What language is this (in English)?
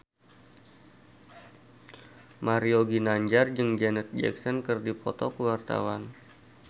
Sundanese